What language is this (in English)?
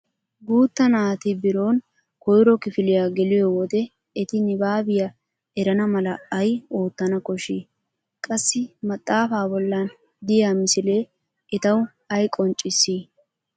Wolaytta